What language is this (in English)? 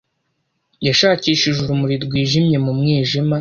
Kinyarwanda